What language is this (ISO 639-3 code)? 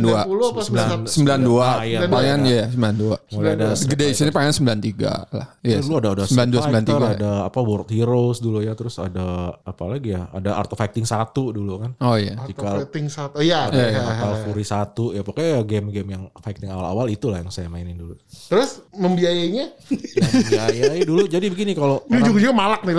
ind